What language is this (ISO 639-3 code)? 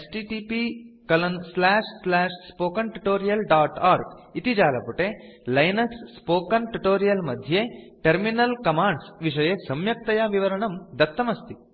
san